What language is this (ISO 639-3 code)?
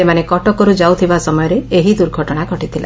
ori